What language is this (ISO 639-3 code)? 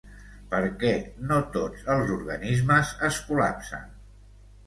cat